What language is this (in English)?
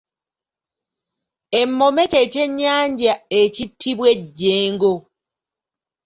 Ganda